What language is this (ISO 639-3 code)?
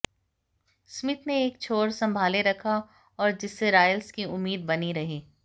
hin